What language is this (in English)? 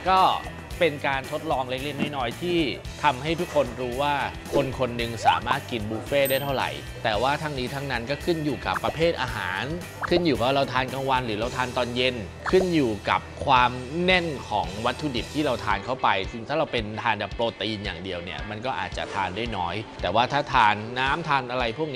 Thai